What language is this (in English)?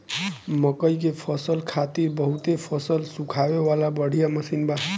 Bhojpuri